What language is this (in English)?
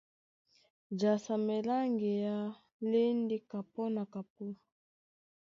Duala